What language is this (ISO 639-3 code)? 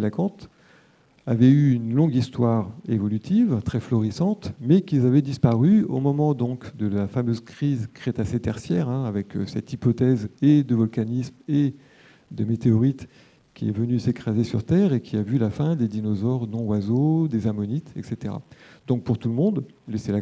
fra